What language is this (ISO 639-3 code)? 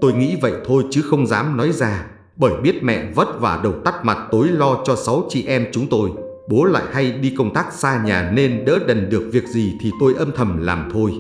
vie